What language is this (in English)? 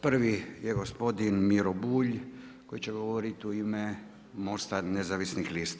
Croatian